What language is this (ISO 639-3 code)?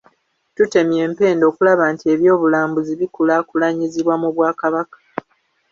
lug